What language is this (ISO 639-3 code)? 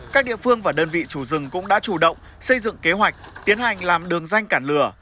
vie